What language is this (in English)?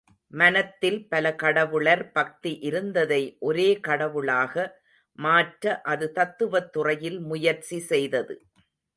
Tamil